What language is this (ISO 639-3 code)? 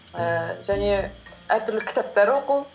kaz